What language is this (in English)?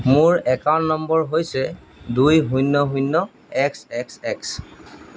Assamese